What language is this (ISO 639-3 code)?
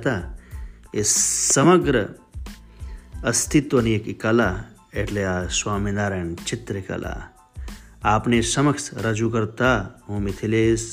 guj